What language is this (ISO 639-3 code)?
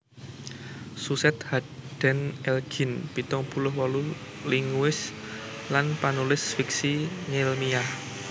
jav